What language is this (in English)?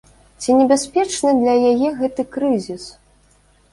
Belarusian